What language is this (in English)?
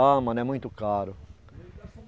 Portuguese